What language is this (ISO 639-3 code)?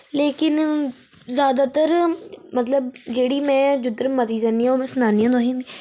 doi